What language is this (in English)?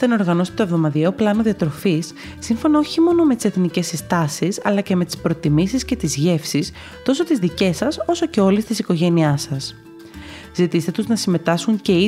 Greek